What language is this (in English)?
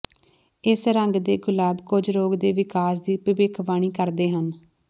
Punjabi